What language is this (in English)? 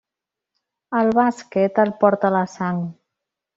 Catalan